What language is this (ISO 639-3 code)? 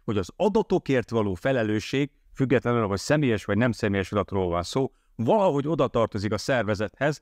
hun